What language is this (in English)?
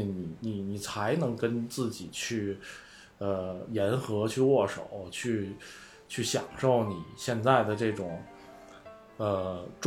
Chinese